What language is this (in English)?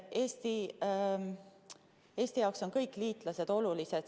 Estonian